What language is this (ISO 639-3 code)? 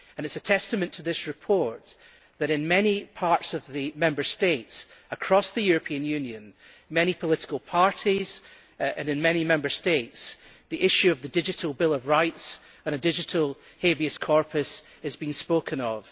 eng